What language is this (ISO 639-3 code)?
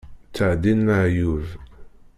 kab